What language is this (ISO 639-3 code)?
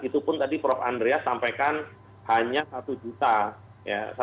ind